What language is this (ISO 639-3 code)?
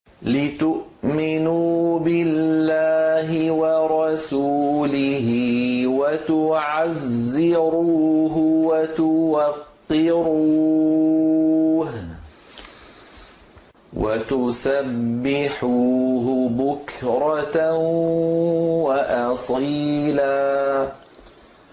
ara